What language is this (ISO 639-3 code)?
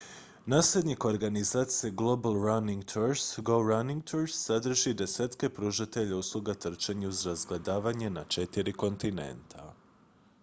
hrv